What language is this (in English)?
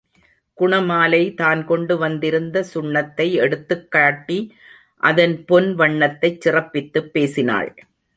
Tamil